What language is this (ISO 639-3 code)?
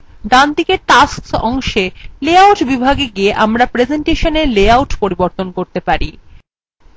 ben